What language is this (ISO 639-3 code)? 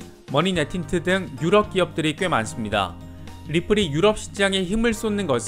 kor